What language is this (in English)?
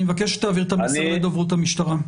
Hebrew